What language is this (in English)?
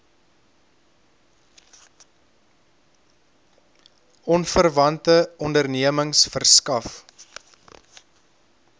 Afrikaans